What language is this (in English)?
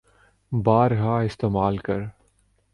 Urdu